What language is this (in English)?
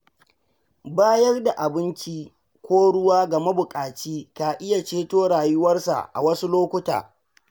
Hausa